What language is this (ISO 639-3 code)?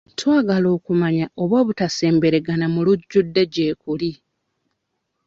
lug